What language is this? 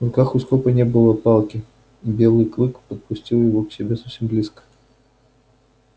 Russian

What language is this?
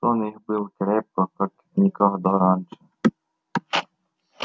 Russian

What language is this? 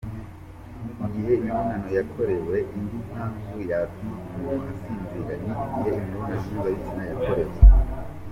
Kinyarwanda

